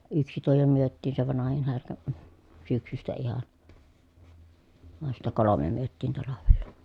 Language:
Finnish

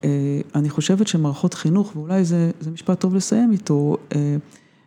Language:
Hebrew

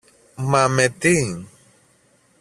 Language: Greek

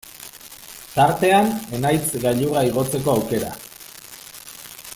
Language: Basque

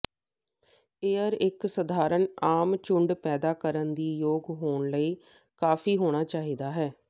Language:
Punjabi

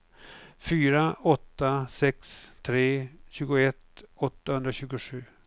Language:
Swedish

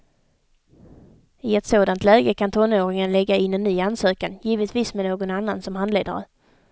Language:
Swedish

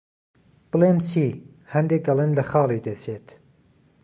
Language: Central Kurdish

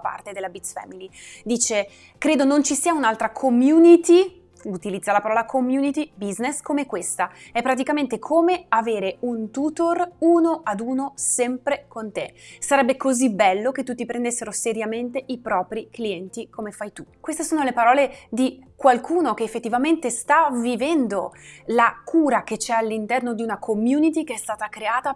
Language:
Italian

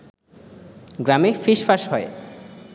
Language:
Bangla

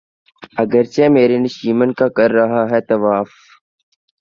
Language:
Urdu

